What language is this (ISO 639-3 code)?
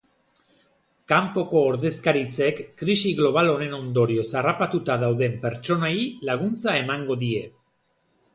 eus